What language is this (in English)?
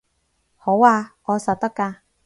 Cantonese